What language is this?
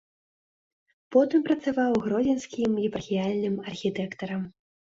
Belarusian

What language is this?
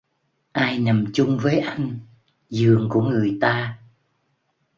Vietnamese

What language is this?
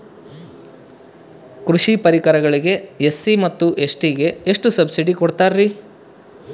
Kannada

